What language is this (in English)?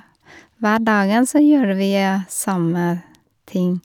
Norwegian